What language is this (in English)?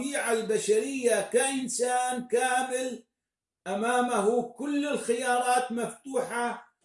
Arabic